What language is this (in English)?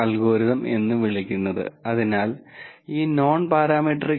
Malayalam